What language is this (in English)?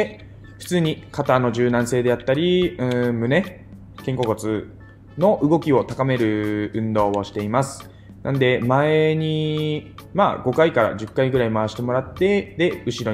Japanese